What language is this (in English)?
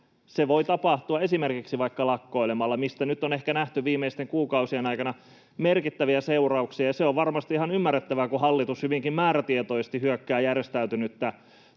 Finnish